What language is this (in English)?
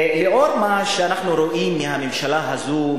Hebrew